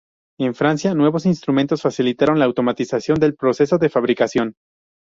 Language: Spanish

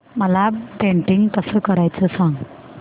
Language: Marathi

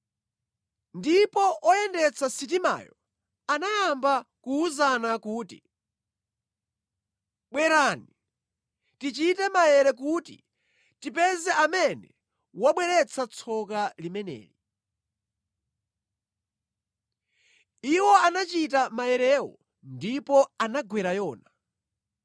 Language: Nyanja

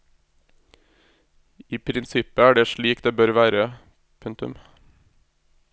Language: Norwegian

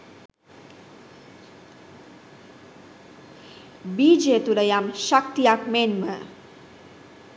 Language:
Sinhala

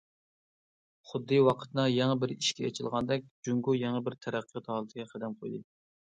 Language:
Uyghur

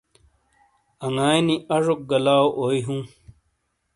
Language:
Shina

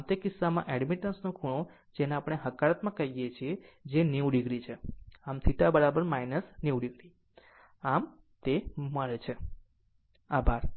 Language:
Gujarati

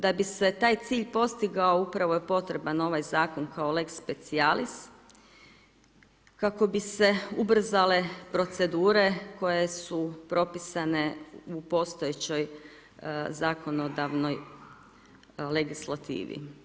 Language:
Croatian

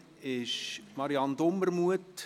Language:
Swiss German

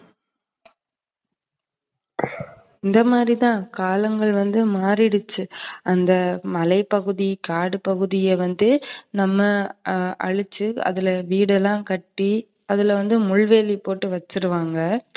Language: Tamil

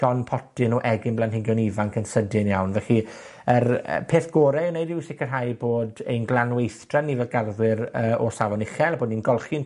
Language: Welsh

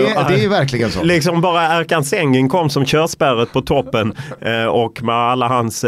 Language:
Swedish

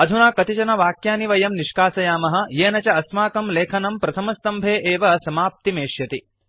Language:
Sanskrit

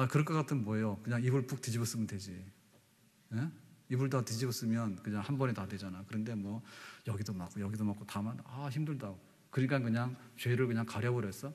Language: Korean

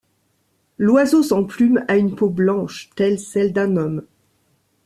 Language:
French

